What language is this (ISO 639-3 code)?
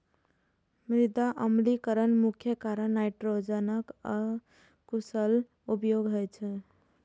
mai